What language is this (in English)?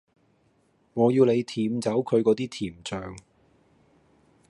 Cantonese